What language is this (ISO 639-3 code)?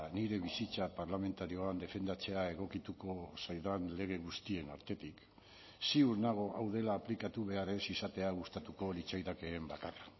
eus